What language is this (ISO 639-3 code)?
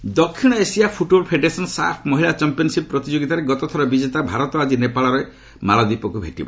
ori